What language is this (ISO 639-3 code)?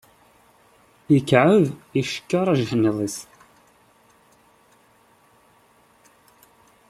kab